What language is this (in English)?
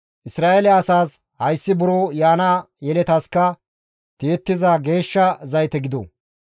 Gamo